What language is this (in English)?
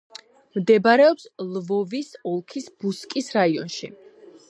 Georgian